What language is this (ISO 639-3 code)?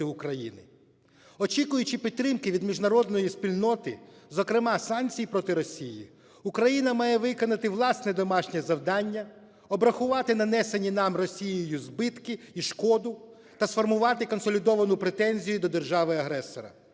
ukr